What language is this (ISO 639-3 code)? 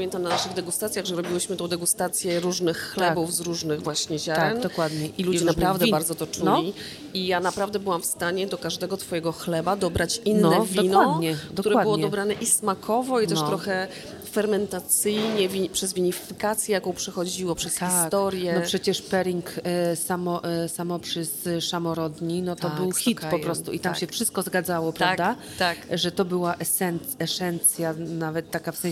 pol